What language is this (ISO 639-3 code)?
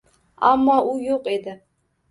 uzb